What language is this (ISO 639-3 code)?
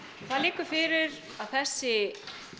isl